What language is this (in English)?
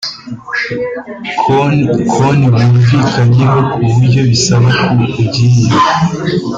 Kinyarwanda